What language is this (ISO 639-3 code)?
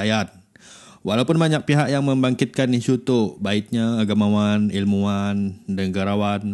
msa